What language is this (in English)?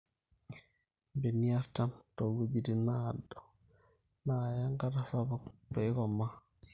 Masai